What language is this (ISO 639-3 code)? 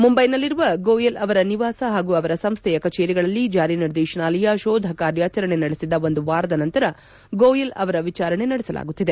kan